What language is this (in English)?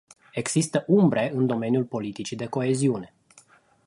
Romanian